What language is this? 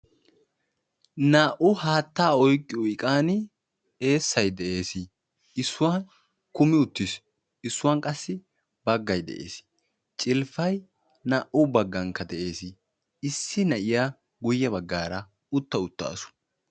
Wolaytta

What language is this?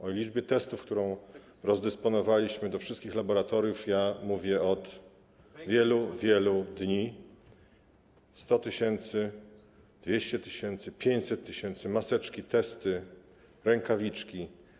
Polish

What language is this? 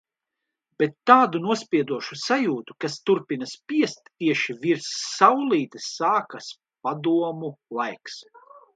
Latvian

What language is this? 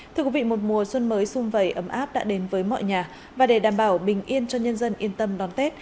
Vietnamese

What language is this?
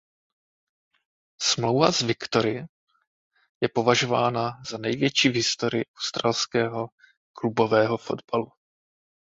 Czech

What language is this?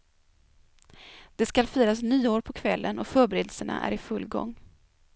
Swedish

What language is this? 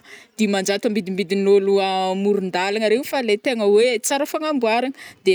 Northern Betsimisaraka Malagasy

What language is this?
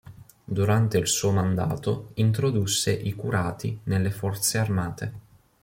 Italian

